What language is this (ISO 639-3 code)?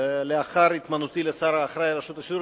heb